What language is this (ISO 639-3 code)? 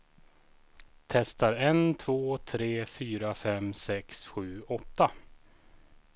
swe